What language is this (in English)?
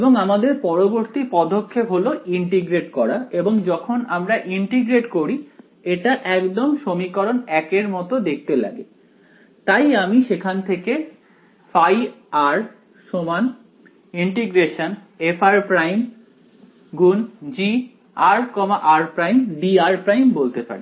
Bangla